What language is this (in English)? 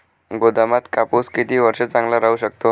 Marathi